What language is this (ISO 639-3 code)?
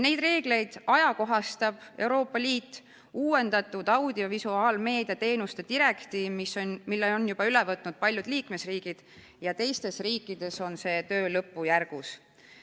est